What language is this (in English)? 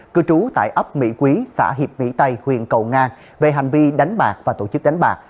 Vietnamese